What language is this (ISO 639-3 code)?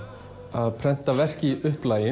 isl